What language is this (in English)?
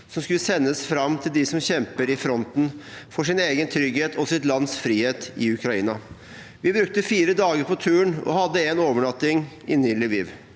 Norwegian